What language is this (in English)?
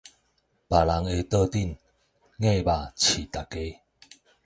Min Nan Chinese